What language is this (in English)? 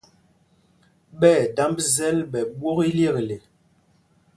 Mpumpong